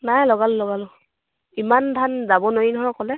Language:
Assamese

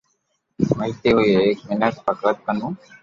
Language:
Loarki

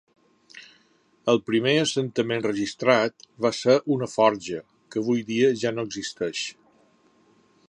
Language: Catalan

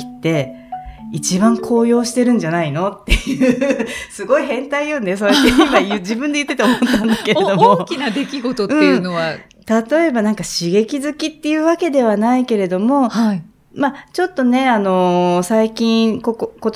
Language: Japanese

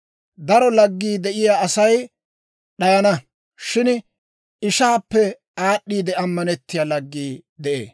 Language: Dawro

